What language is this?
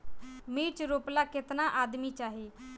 Bhojpuri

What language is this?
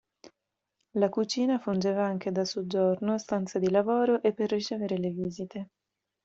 Italian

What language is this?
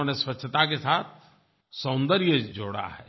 Hindi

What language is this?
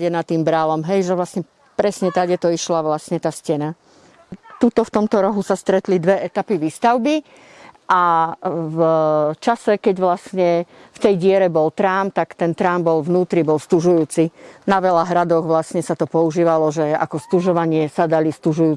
Slovak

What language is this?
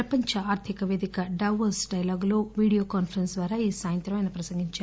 Telugu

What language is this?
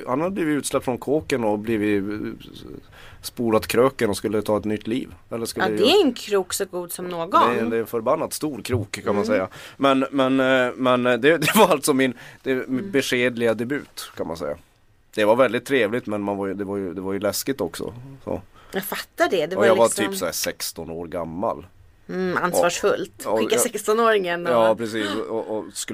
Swedish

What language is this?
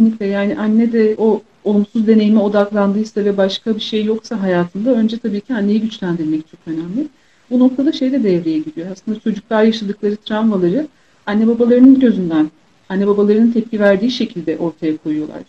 Turkish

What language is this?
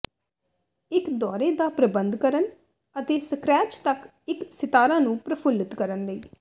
Punjabi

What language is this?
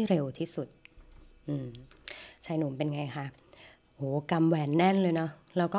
Thai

